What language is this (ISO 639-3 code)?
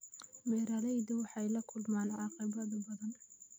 som